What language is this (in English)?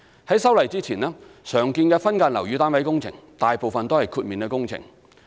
Cantonese